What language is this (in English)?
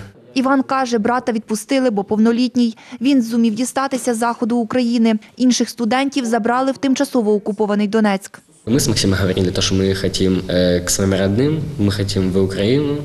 Ukrainian